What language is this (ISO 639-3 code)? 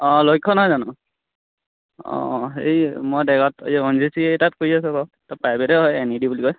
asm